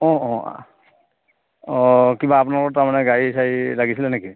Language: Assamese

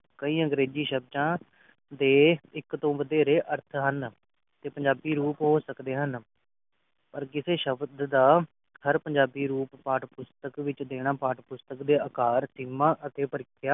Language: Punjabi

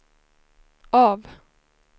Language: Swedish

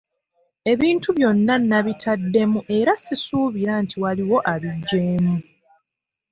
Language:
Ganda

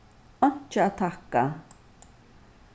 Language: Faroese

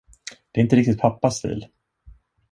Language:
Swedish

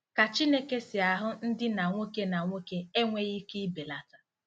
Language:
Igbo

